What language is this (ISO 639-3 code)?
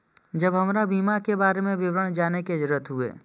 mai